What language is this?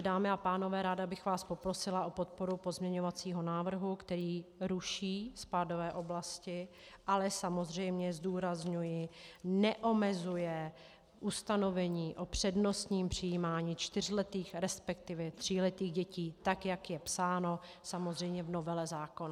Czech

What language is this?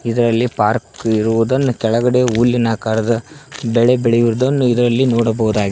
Kannada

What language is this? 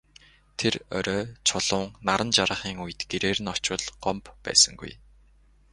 Mongolian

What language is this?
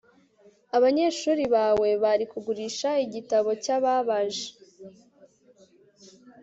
Kinyarwanda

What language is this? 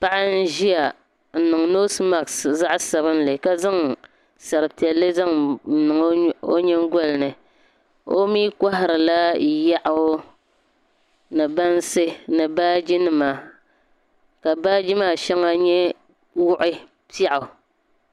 Dagbani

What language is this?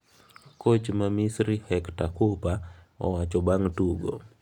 Luo (Kenya and Tanzania)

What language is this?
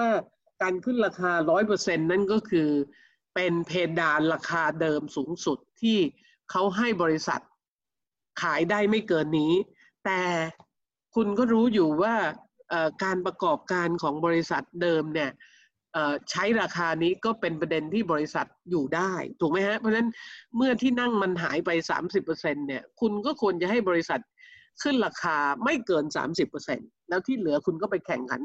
Thai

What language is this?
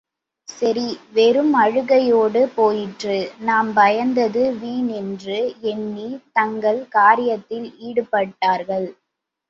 Tamil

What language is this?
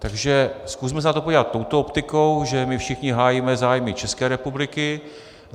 Czech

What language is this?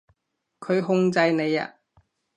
Cantonese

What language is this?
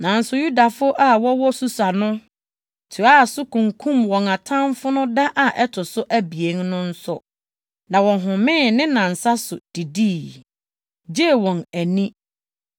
Akan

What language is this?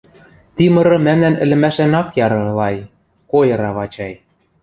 Western Mari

